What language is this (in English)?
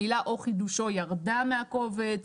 Hebrew